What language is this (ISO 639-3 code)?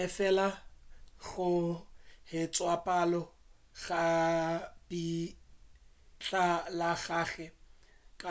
nso